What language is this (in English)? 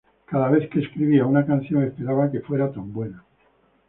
Spanish